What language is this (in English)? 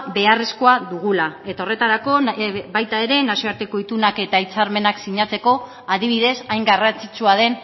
Basque